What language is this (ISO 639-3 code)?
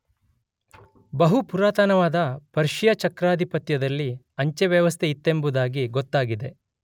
kan